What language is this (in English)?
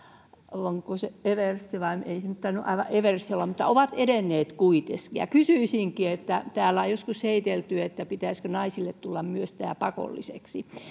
Finnish